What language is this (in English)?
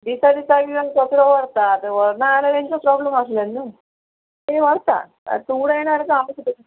Konkani